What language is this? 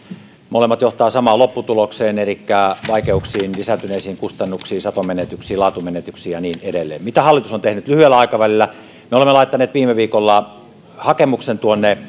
Finnish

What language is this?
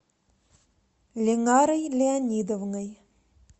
Russian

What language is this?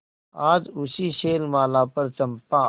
Hindi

